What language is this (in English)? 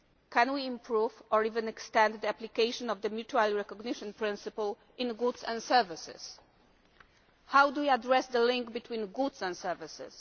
English